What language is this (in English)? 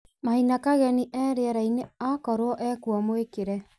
Kikuyu